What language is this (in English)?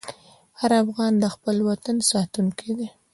Pashto